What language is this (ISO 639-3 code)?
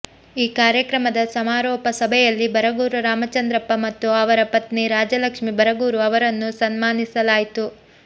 kan